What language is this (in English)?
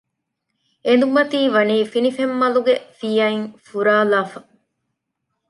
Divehi